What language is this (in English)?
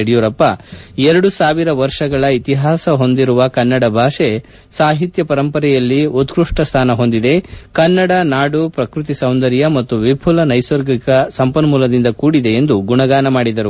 Kannada